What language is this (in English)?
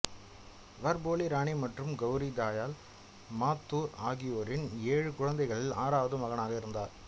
Tamil